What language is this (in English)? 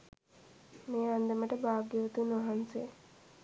Sinhala